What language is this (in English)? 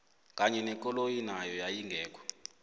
South Ndebele